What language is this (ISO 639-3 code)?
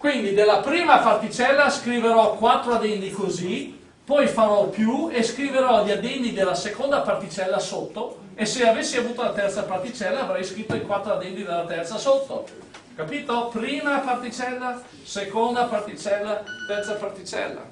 ita